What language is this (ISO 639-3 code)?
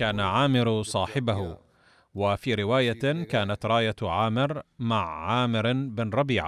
ara